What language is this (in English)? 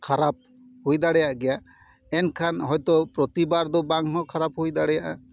Santali